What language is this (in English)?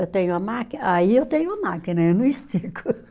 Portuguese